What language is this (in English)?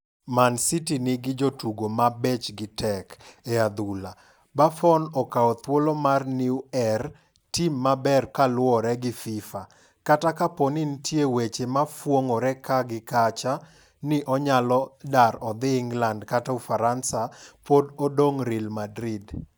Luo (Kenya and Tanzania)